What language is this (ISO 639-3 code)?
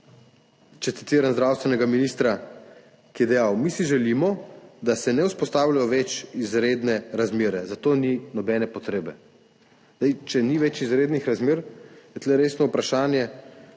slv